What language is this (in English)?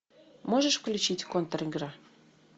Russian